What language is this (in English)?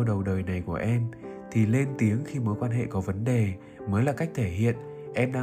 Vietnamese